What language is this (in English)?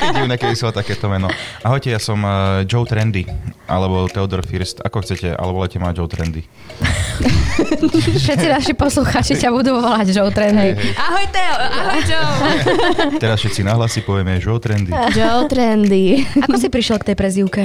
Slovak